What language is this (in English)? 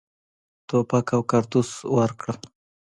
Pashto